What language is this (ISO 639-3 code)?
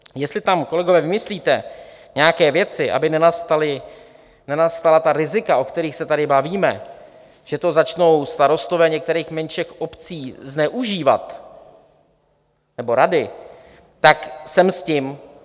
ces